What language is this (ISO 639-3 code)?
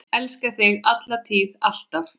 isl